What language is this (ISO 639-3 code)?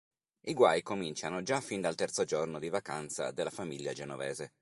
ita